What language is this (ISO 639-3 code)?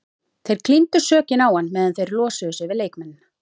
isl